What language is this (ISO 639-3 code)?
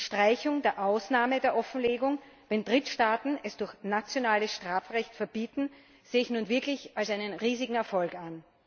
deu